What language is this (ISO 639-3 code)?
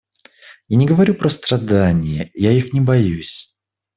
rus